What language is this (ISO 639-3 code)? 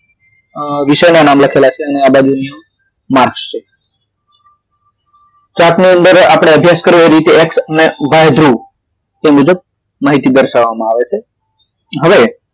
guj